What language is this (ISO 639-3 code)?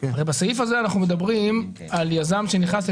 heb